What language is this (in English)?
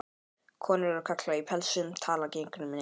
Icelandic